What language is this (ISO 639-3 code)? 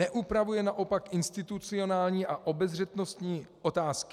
ces